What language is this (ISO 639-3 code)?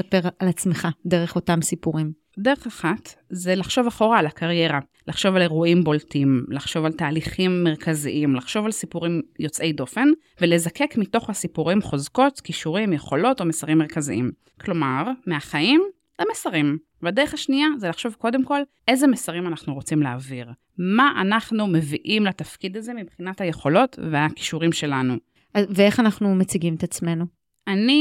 heb